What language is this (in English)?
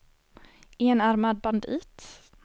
Swedish